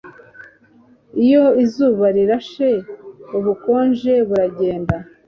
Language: Kinyarwanda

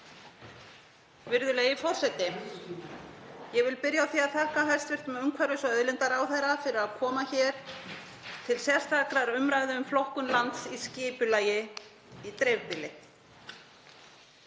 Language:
Icelandic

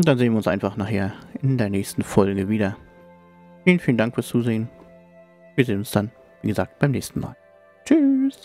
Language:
German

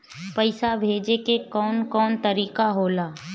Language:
Bhojpuri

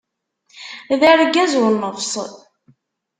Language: Kabyle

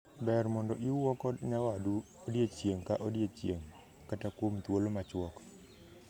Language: Luo (Kenya and Tanzania)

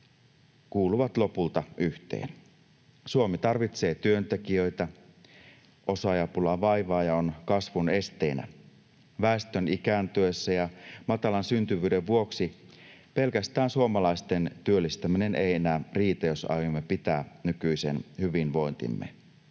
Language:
Finnish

